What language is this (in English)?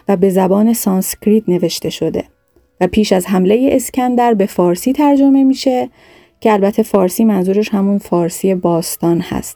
Persian